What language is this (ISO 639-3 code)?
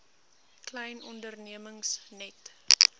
afr